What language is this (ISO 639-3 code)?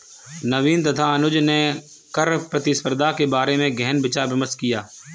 hin